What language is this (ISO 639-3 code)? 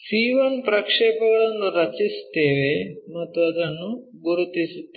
kan